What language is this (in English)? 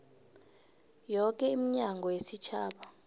South Ndebele